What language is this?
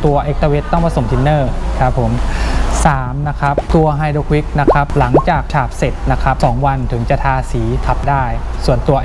Thai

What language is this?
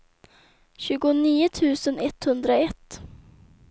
Swedish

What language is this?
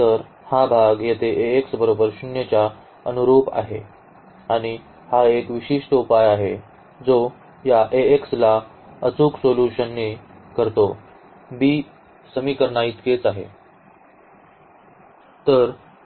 Marathi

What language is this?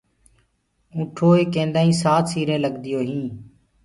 Gurgula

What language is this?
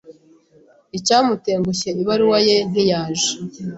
Kinyarwanda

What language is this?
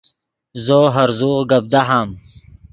Yidgha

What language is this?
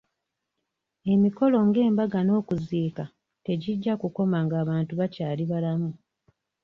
Ganda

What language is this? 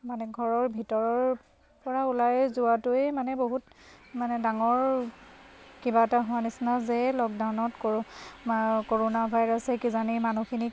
Assamese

